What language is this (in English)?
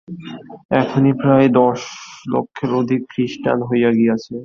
Bangla